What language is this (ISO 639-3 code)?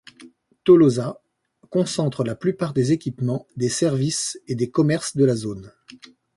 fra